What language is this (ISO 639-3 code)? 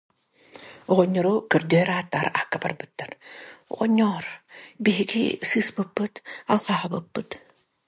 sah